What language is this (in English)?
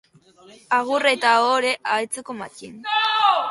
Basque